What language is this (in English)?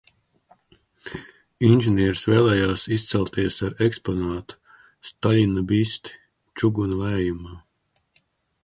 Latvian